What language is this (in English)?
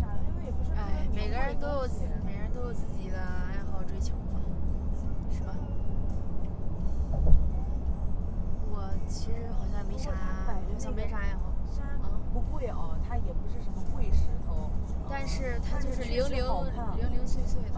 Chinese